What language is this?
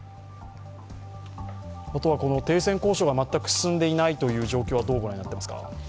Japanese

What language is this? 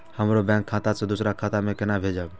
Maithili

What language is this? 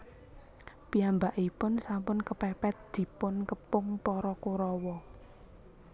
Javanese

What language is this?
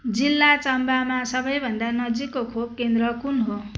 Nepali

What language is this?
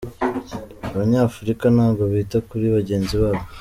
Kinyarwanda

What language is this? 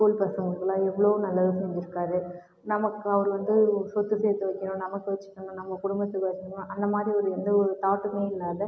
Tamil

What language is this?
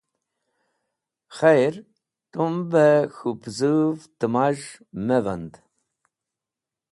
Wakhi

